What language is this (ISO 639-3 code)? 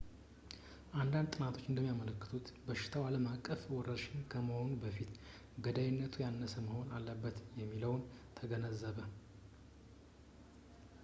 amh